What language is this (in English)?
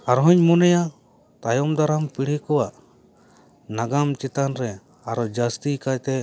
Santali